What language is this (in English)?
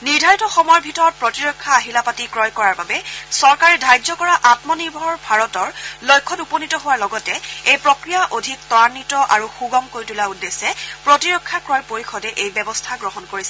Assamese